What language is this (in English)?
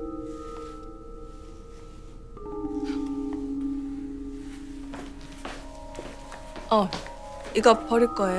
Korean